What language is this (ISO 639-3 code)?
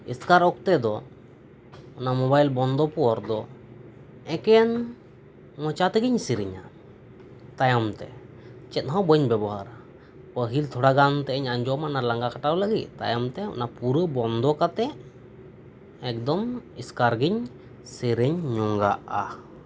sat